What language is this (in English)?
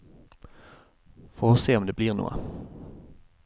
Norwegian